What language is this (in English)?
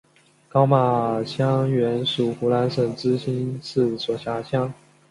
Chinese